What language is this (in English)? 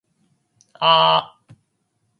Japanese